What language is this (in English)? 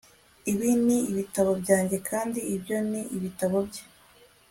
Kinyarwanda